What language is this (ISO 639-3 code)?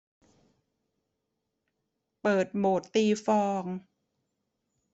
tha